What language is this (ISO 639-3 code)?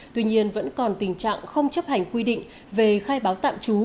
vie